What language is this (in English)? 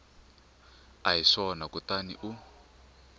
Tsonga